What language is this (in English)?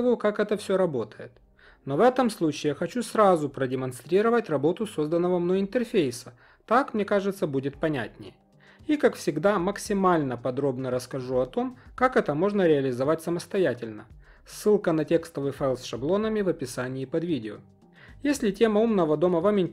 Russian